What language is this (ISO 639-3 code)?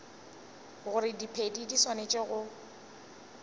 nso